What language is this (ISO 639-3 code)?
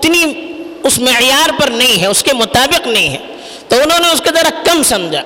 urd